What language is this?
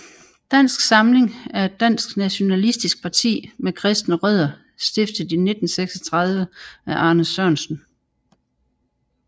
Danish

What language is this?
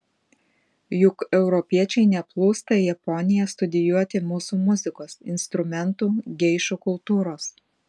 Lithuanian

